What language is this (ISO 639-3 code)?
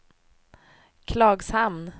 swe